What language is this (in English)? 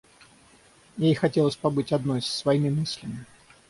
Russian